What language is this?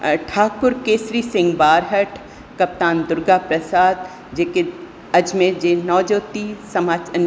Sindhi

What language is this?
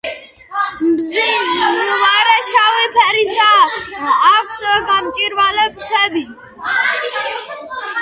Georgian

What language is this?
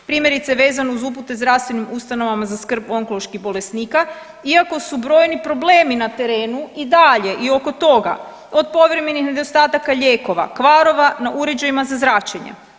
Croatian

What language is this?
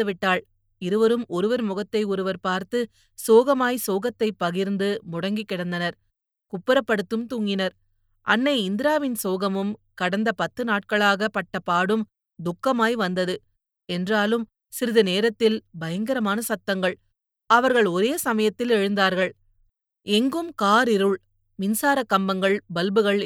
Tamil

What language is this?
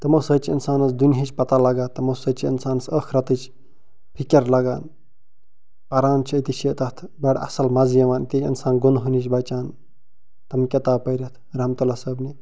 Kashmiri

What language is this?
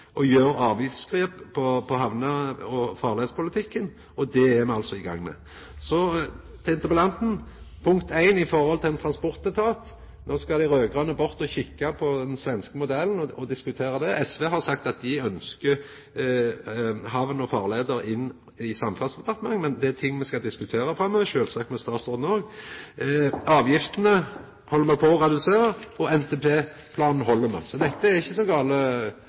Norwegian Nynorsk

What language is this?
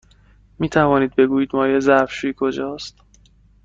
Persian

